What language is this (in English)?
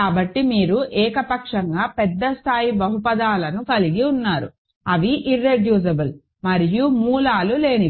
Telugu